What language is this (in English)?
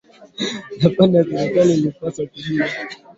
Swahili